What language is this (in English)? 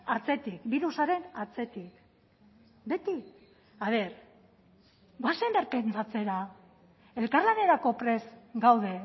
Basque